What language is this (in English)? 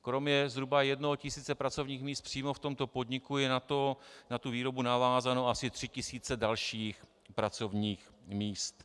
Czech